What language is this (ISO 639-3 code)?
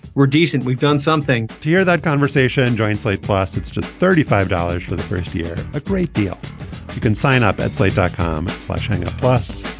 eng